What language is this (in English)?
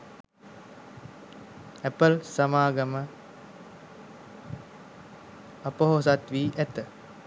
Sinhala